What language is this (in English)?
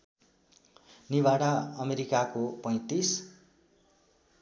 Nepali